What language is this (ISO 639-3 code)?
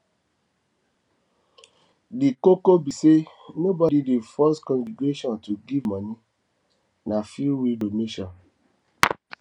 pcm